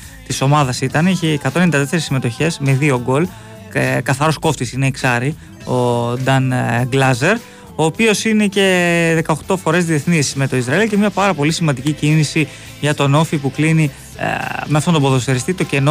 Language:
Greek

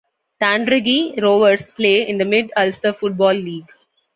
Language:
English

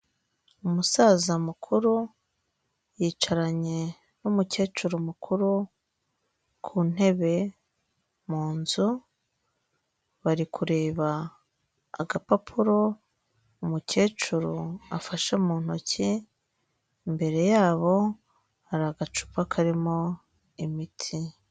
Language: Kinyarwanda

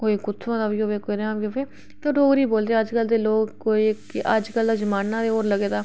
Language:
Dogri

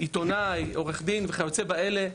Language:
Hebrew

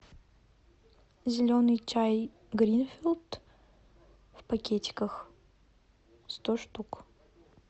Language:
Russian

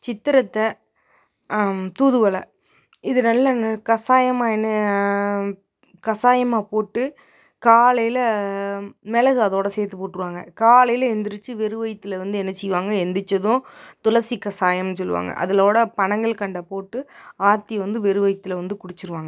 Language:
Tamil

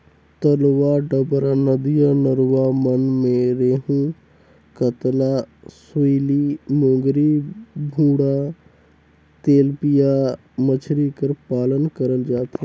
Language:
Chhattisgarhi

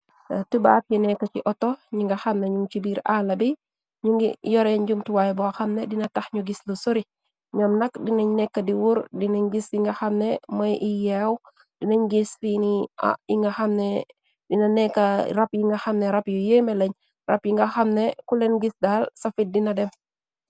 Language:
Wolof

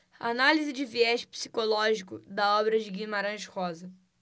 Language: Portuguese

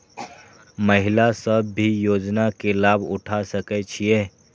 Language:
Maithili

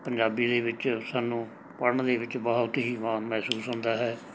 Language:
Punjabi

